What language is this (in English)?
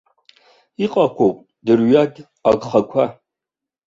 Abkhazian